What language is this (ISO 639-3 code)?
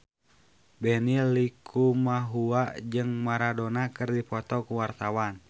sun